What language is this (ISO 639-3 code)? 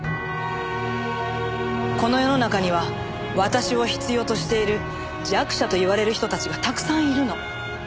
jpn